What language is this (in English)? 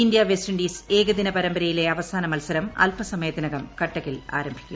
Malayalam